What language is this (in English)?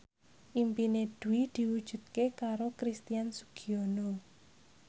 Javanese